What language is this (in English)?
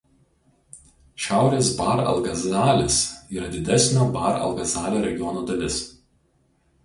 Lithuanian